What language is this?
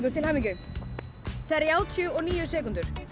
Icelandic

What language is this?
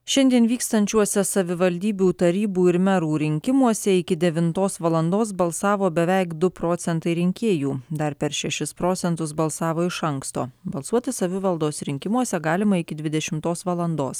Lithuanian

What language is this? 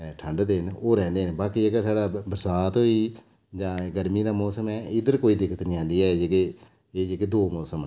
Dogri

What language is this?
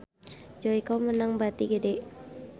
Sundanese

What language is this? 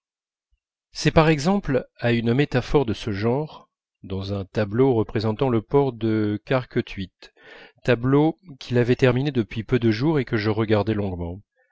French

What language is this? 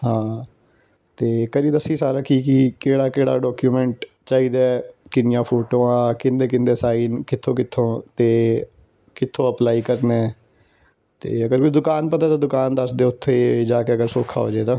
Punjabi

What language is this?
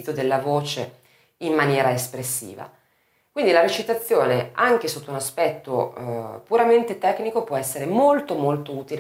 Italian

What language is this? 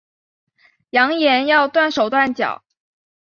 Chinese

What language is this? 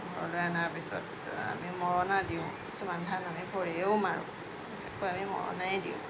Assamese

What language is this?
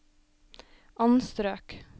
Norwegian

